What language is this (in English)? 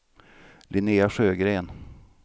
Swedish